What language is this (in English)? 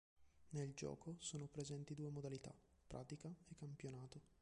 Italian